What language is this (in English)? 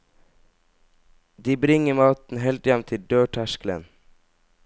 Norwegian